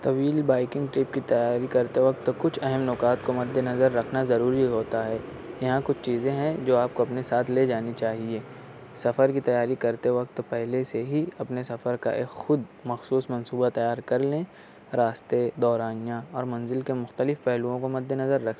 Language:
Urdu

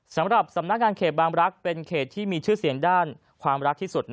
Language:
Thai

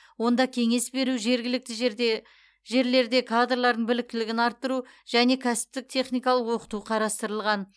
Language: Kazakh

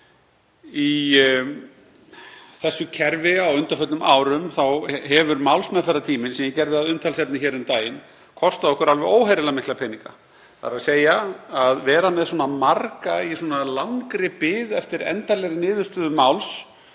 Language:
Icelandic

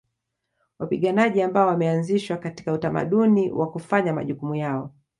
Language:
Swahili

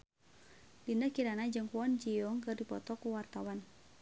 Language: Sundanese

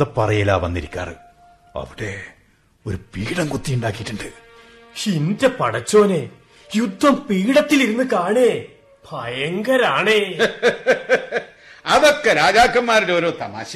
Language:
Malayalam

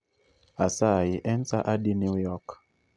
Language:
Luo (Kenya and Tanzania)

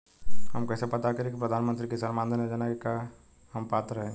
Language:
Bhojpuri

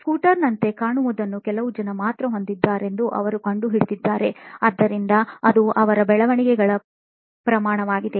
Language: Kannada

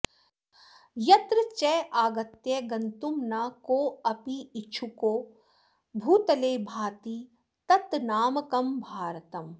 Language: Sanskrit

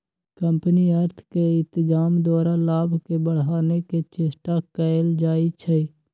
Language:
Magahi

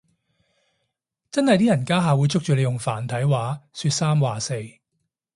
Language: Cantonese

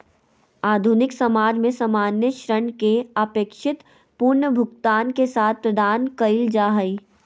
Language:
Magahi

